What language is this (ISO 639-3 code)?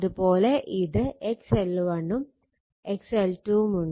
mal